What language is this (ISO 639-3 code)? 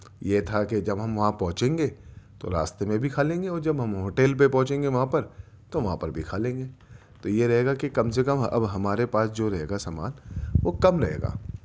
urd